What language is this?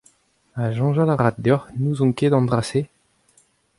Breton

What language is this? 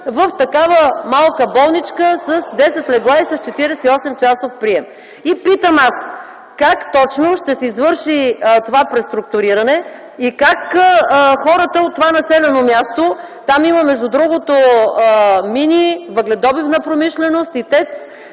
Bulgarian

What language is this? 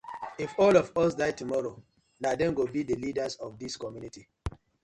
Nigerian Pidgin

